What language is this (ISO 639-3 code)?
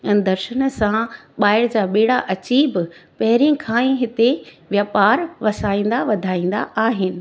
snd